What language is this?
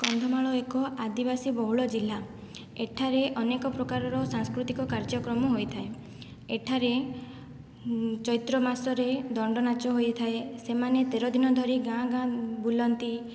Odia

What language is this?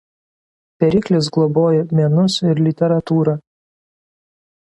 Lithuanian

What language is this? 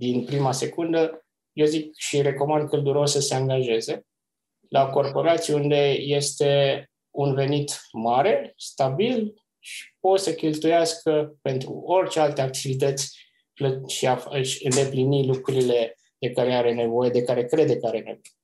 Romanian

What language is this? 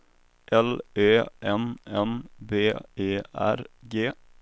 Swedish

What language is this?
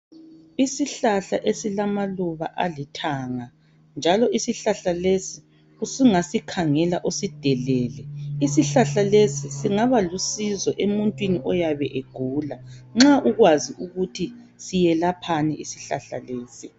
North Ndebele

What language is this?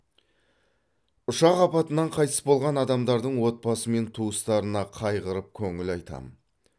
Kazakh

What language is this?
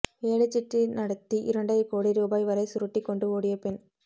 Tamil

